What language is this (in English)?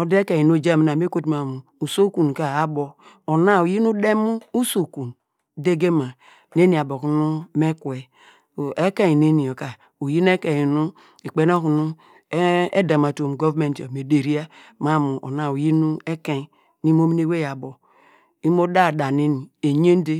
Degema